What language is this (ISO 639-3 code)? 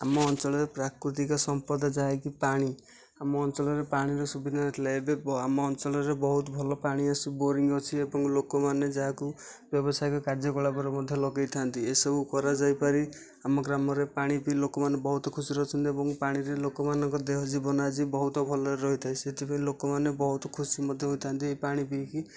ori